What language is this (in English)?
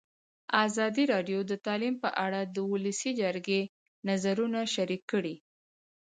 Pashto